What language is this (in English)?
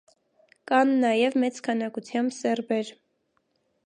Armenian